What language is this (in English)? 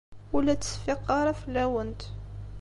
Kabyle